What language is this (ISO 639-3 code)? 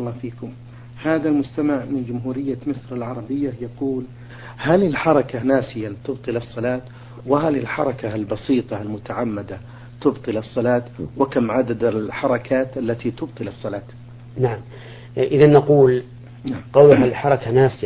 ara